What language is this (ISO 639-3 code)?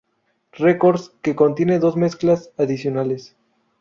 spa